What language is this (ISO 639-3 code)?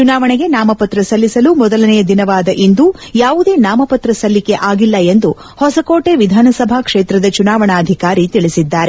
kan